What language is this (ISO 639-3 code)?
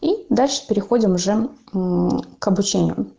rus